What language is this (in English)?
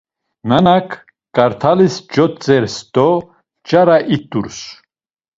Laz